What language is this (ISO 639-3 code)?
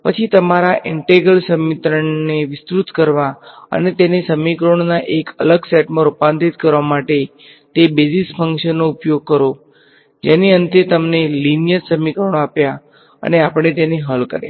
guj